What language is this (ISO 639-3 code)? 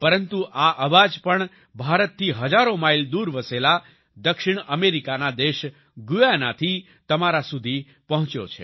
guj